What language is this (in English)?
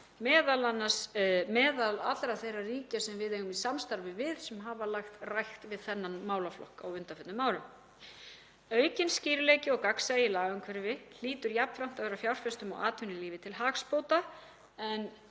Icelandic